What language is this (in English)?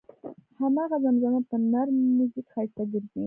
Pashto